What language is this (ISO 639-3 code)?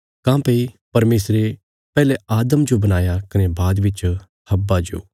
kfs